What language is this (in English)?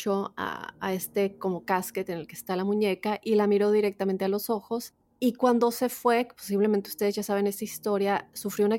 Spanish